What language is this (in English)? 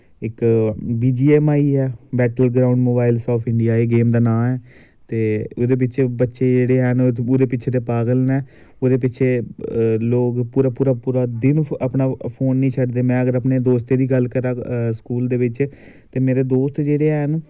Dogri